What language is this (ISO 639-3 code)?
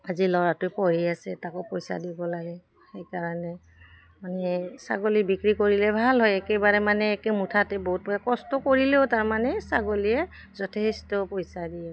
asm